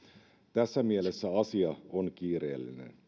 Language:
Finnish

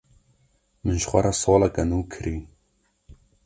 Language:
Kurdish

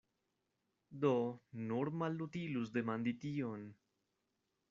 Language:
Esperanto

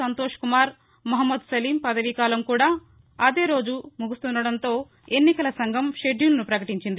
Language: Telugu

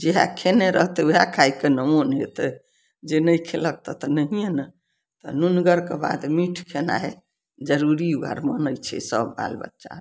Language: Maithili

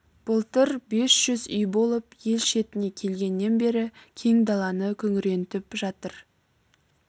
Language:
Kazakh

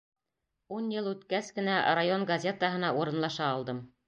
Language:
Bashkir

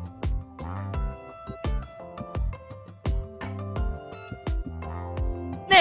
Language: Japanese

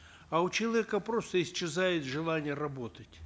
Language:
Kazakh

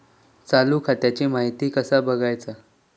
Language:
Marathi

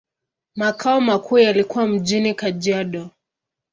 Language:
Swahili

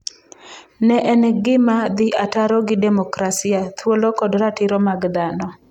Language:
Luo (Kenya and Tanzania)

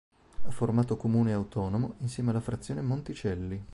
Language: Italian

